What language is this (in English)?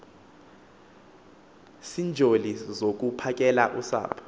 Xhosa